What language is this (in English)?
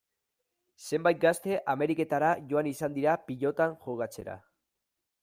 Basque